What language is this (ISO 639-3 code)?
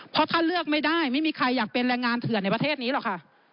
tha